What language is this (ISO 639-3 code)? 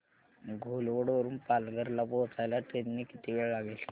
mar